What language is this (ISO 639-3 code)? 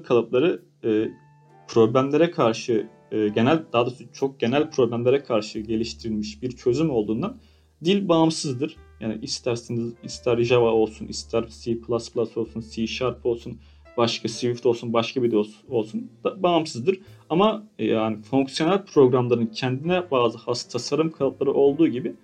tur